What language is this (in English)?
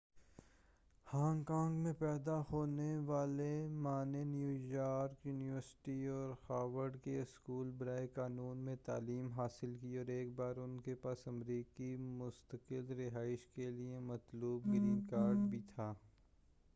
Urdu